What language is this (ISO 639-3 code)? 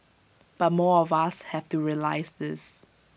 eng